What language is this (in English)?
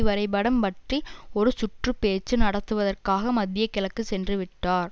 Tamil